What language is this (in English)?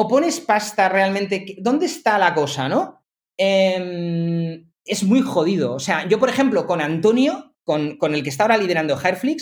Spanish